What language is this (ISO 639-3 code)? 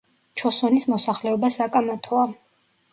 kat